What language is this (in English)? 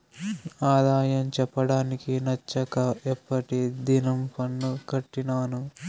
Telugu